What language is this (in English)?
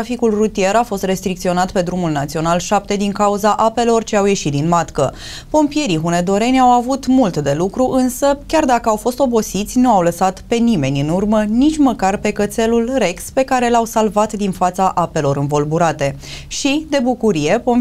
Romanian